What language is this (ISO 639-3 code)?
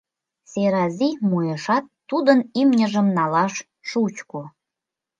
chm